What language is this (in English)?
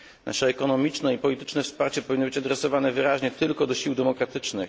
Polish